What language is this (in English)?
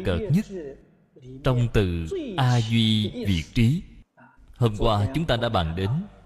Vietnamese